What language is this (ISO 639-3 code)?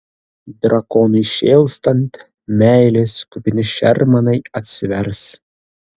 lit